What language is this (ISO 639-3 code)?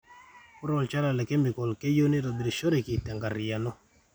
mas